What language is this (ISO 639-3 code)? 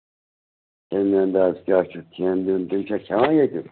kas